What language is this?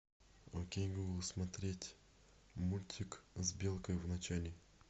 Russian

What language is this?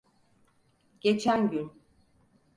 Turkish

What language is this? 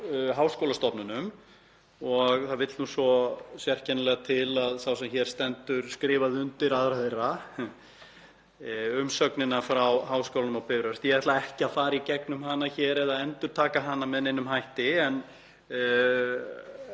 Icelandic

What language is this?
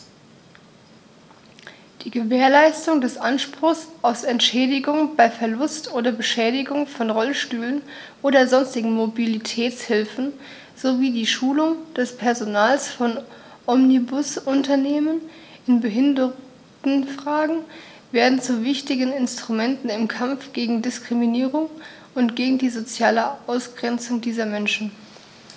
German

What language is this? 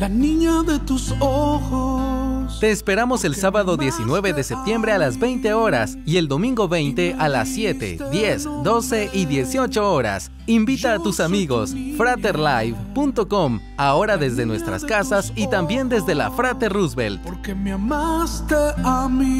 Spanish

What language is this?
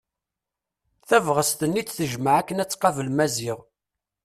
Kabyle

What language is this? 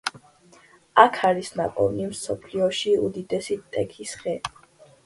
Georgian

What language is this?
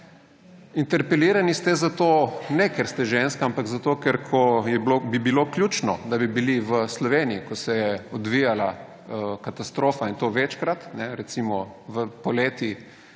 Slovenian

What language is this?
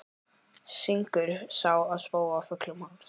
Icelandic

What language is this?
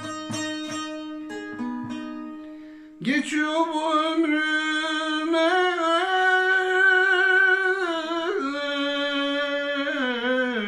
Turkish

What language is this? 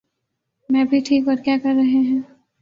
Urdu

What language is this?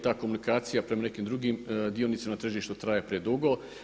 Croatian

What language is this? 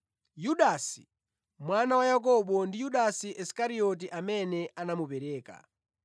Nyanja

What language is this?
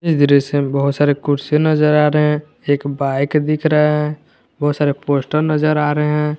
Hindi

